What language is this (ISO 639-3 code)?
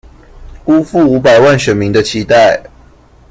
zho